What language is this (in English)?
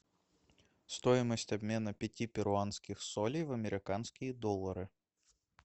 Russian